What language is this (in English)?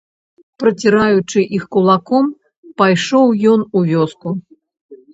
Belarusian